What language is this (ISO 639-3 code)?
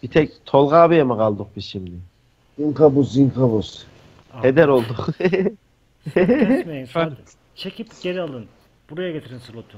tur